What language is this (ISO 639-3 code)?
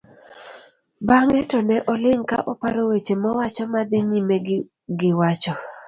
luo